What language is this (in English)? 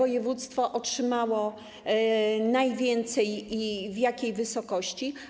Polish